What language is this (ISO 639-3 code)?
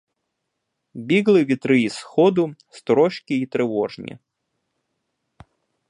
ukr